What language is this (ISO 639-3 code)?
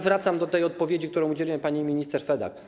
pol